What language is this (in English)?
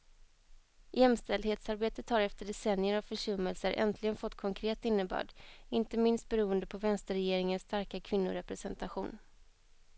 Swedish